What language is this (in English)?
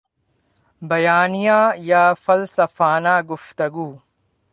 Urdu